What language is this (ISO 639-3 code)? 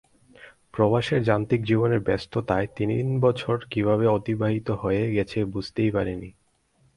ben